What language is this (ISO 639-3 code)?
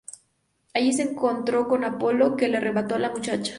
spa